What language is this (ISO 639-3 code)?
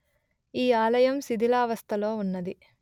tel